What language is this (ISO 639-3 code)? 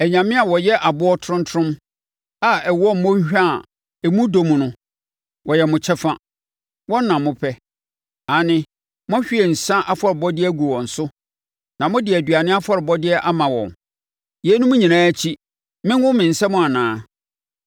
aka